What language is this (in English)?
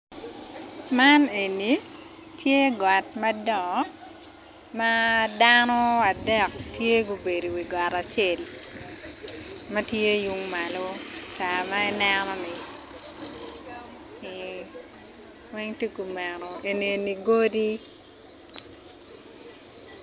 Acoli